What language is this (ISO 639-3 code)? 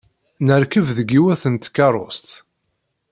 kab